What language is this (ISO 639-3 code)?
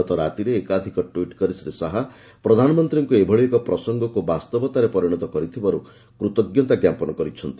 ori